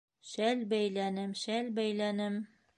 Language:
Bashkir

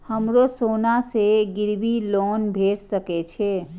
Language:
Maithili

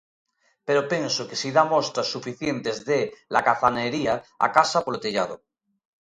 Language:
Galician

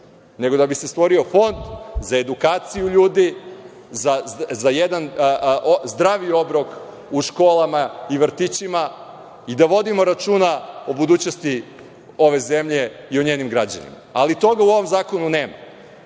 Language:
Serbian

